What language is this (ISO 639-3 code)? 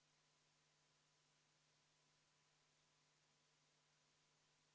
est